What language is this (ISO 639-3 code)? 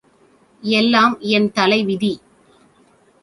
tam